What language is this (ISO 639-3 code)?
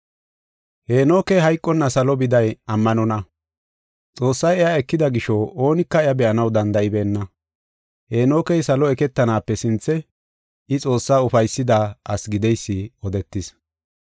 gof